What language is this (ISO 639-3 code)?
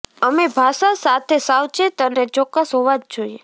guj